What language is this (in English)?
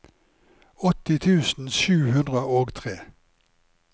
Norwegian